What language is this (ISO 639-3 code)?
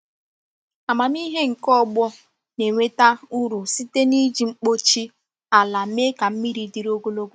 ibo